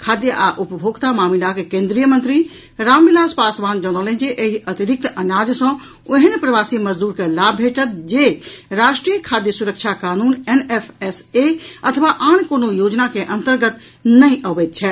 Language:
Maithili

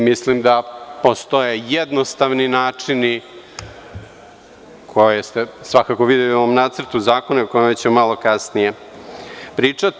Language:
Serbian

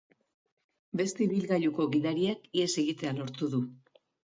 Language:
Basque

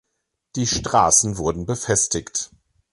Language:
German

